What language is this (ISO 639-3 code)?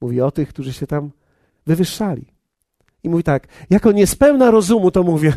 pol